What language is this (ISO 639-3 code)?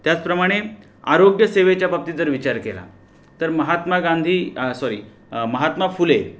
mar